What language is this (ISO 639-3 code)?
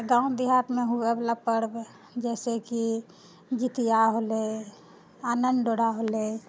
mai